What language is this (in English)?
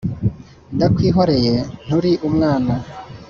Kinyarwanda